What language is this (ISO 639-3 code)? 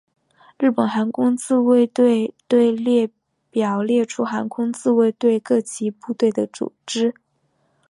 zho